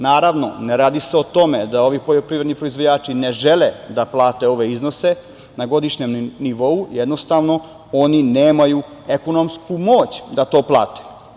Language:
Serbian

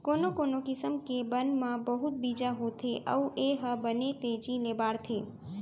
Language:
Chhattisgarhi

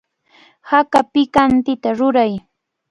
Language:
Cajatambo North Lima Quechua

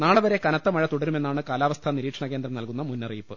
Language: Malayalam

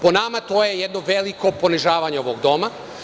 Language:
Serbian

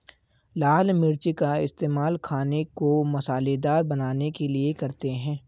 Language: Hindi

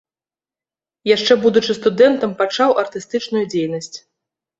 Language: Belarusian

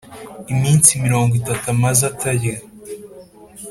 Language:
Kinyarwanda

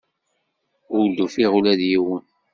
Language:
Kabyle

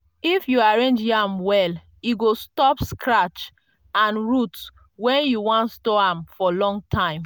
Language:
Nigerian Pidgin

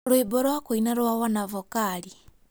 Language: Kikuyu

